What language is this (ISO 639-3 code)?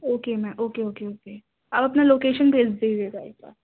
urd